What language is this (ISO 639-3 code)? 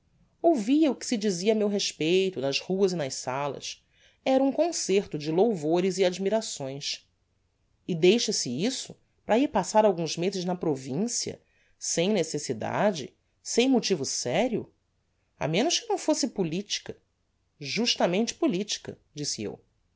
por